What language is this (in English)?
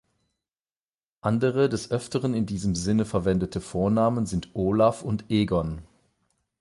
German